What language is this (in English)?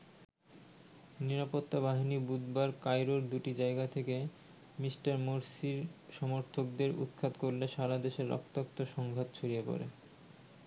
Bangla